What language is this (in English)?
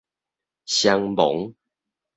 Min Nan Chinese